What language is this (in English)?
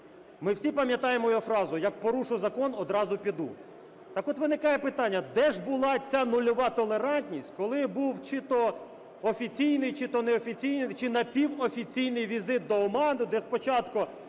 Ukrainian